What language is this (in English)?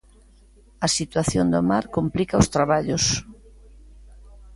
Galician